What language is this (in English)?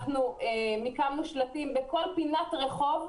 Hebrew